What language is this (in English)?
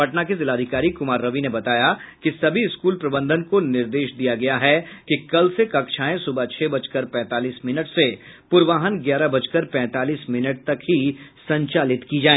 Hindi